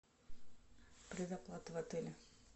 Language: Russian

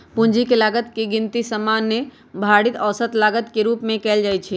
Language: Magahi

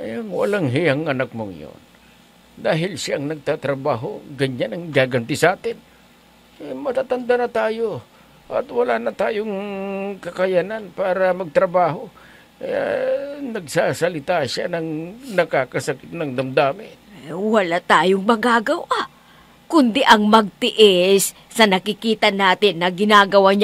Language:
Filipino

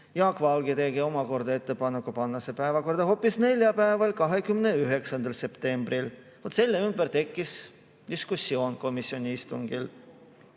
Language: Estonian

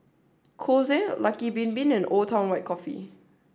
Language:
English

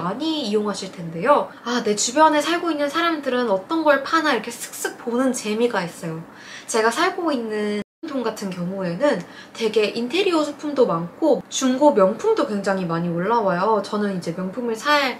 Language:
Korean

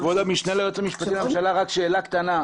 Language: Hebrew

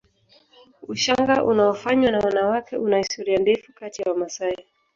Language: Swahili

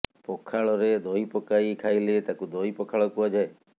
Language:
Odia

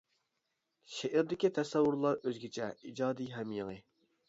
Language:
Uyghur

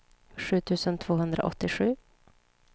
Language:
Swedish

